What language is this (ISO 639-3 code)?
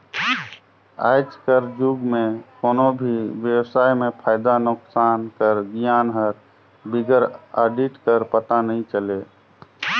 hne